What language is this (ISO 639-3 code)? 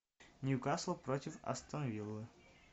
rus